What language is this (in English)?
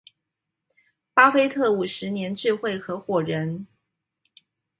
Chinese